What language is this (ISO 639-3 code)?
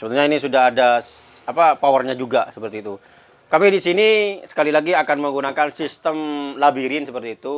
ind